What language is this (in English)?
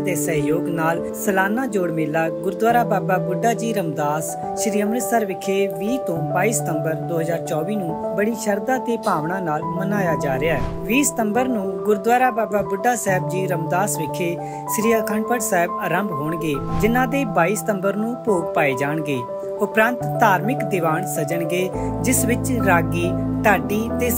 Punjabi